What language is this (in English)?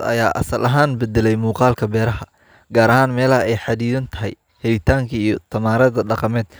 Somali